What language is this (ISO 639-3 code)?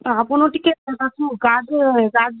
ori